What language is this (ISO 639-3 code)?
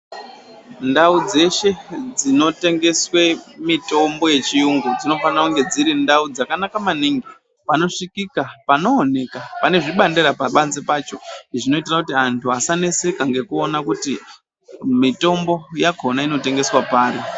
ndc